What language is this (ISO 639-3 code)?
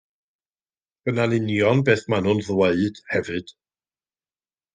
cym